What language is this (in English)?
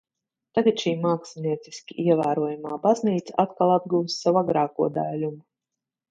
Latvian